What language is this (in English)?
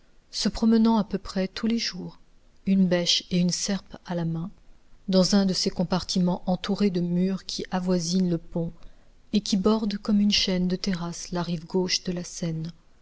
French